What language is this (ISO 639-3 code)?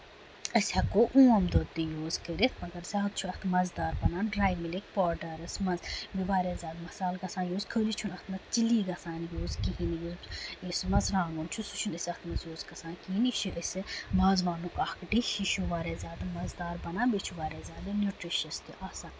kas